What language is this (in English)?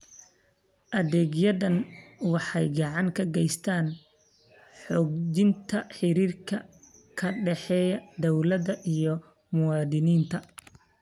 Somali